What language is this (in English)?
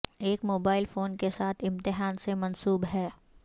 Urdu